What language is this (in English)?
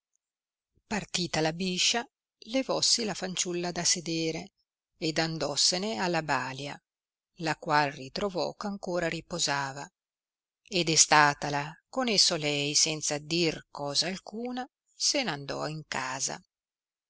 Italian